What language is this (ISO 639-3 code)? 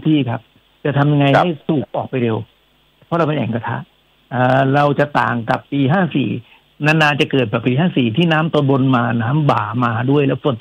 tha